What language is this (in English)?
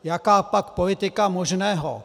Czech